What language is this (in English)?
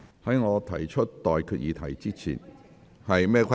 Cantonese